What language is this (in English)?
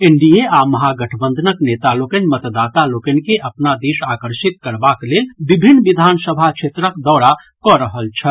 Maithili